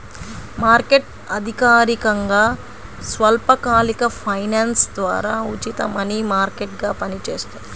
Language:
Telugu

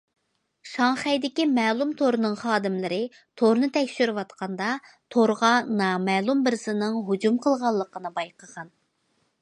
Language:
Uyghur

